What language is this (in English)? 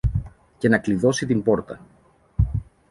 Greek